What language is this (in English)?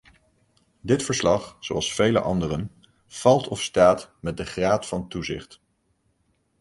Dutch